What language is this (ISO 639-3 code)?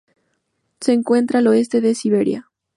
spa